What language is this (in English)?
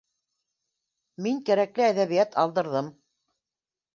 Bashkir